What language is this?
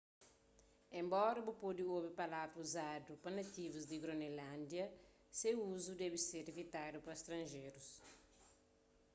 Kabuverdianu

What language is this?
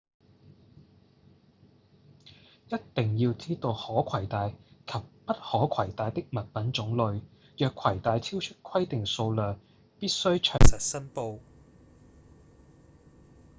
Cantonese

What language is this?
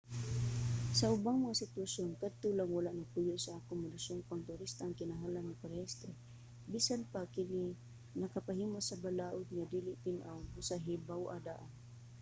Cebuano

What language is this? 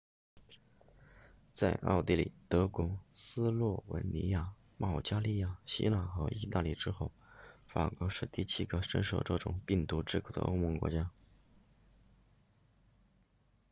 Chinese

